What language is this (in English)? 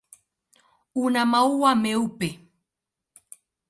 Swahili